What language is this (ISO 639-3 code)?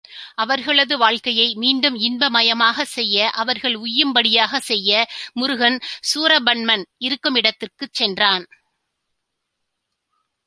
tam